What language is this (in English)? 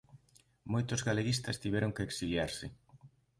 Galician